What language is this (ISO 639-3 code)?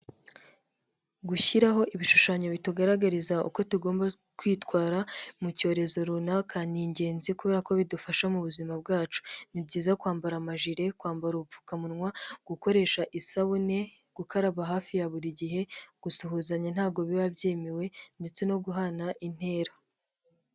kin